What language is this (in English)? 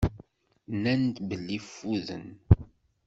Kabyle